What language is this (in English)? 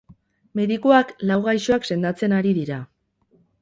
Basque